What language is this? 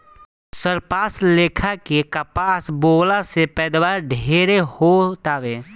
Bhojpuri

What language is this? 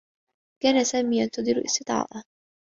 Arabic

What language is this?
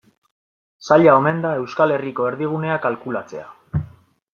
Basque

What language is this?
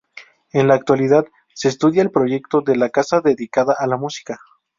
Spanish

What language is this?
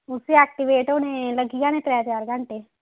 Dogri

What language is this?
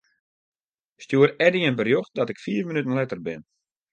Western Frisian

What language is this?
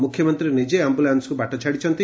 Odia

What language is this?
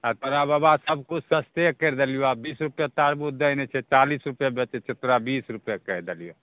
Maithili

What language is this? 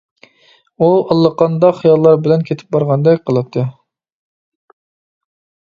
Uyghur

